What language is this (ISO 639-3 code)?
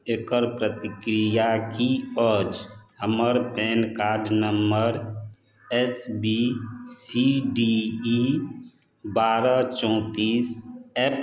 mai